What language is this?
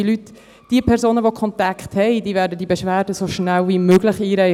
Swiss German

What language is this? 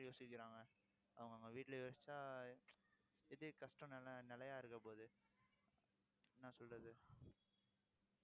Tamil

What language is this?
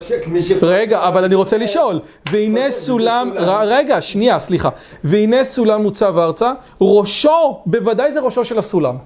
Hebrew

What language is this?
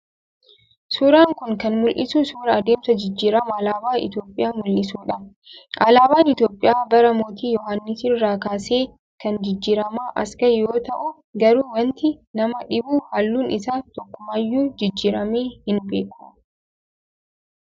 Oromo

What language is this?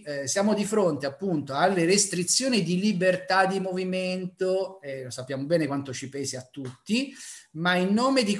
Italian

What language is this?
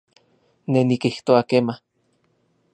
Central Puebla Nahuatl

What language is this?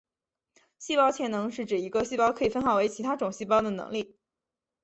Chinese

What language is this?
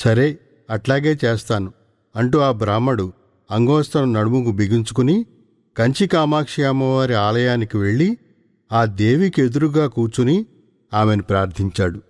Telugu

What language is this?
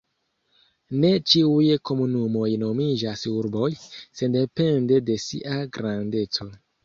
Esperanto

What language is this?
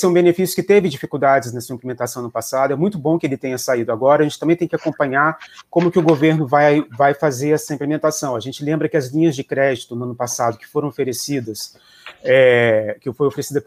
Portuguese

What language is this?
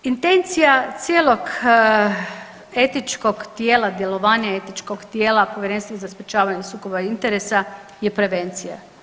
Croatian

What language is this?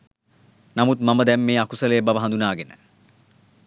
Sinhala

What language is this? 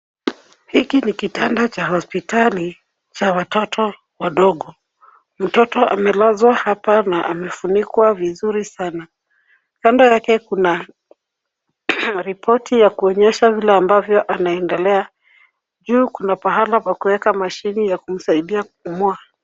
Swahili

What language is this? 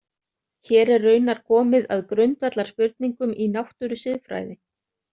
Icelandic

